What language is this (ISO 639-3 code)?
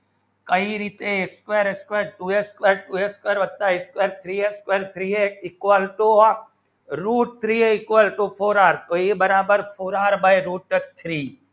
guj